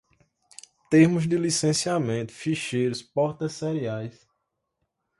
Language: Portuguese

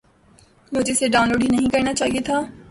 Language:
Urdu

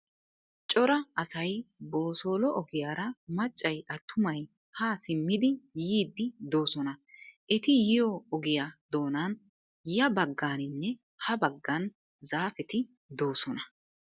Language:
Wolaytta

